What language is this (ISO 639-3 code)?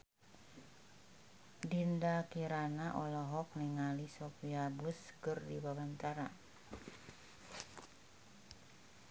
sun